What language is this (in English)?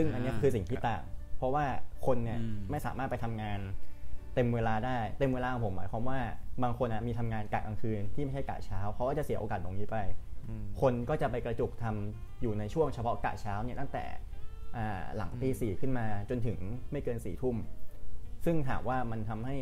Thai